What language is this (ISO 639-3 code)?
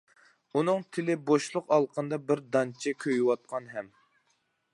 uig